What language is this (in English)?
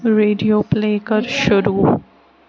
Kashmiri